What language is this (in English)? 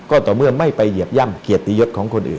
Thai